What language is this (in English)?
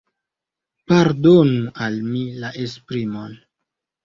Esperanto